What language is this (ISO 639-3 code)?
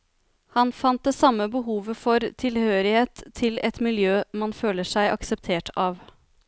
nor